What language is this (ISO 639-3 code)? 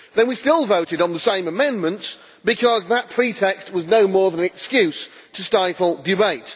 eng